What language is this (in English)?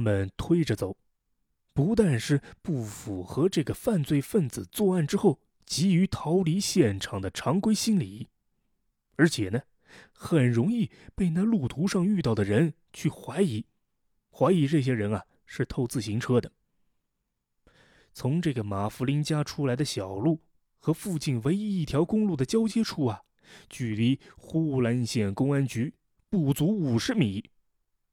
Chinese